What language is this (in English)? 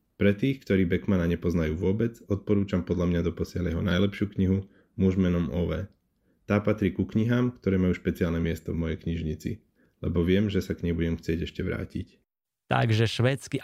Slovak